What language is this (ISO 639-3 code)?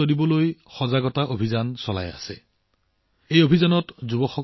asm